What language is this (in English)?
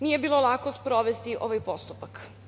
Serbian